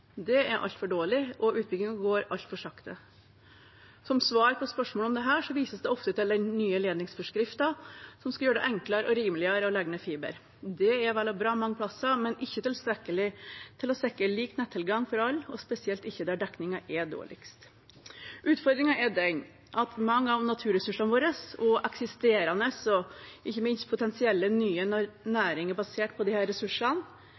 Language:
Norwegian Bokmål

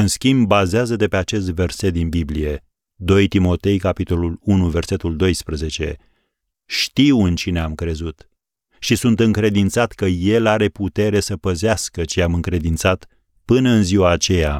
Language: Romanian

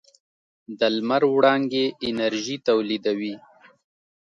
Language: Pashto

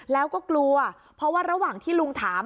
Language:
Thai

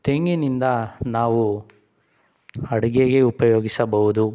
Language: Kannada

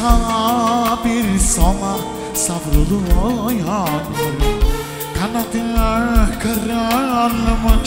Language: Turkish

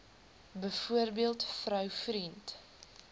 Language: Afrikaans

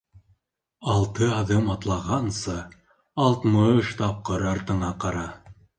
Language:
Bashkir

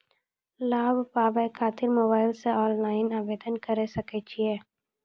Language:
Maithili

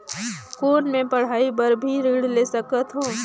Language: Chhattisgarhi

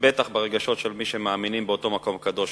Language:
Hebrew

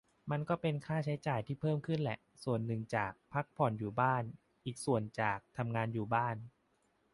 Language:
Thai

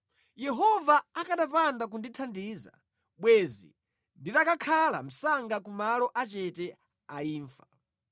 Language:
Nyanja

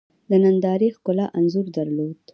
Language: Pashto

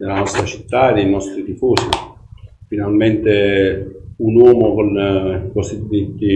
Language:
Italian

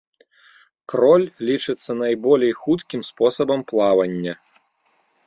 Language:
Belarusian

